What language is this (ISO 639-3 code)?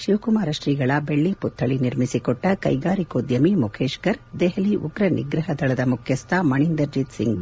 kan